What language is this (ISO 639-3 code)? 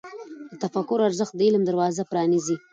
pus